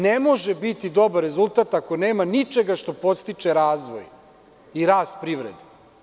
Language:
Serbian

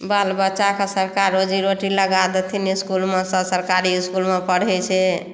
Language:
Maithili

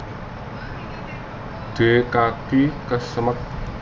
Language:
Javanese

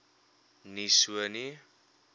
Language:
Afrikaans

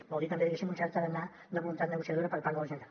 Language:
Catalan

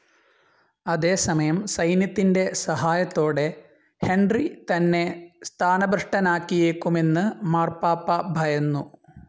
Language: Malayalam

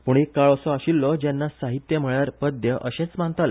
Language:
Konkani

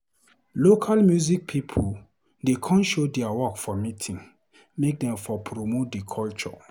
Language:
Nigerian Pidgin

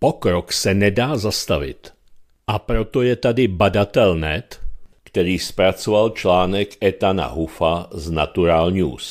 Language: Czech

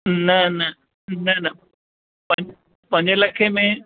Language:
Sindhi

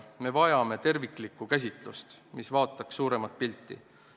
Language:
Estonian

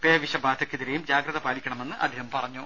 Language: Malayalam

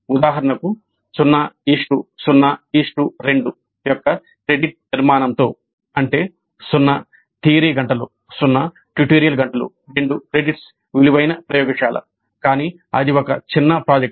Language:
Telugu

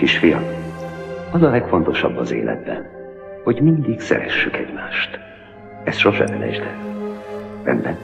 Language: Hungarian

